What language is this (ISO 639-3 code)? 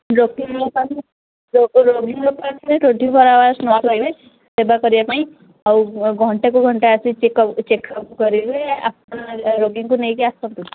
ori